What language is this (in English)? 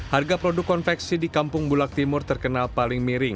Indonesian